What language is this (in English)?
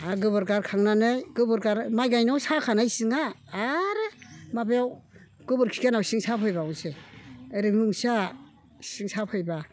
Bodo